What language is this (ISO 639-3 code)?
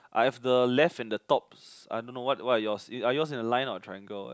eng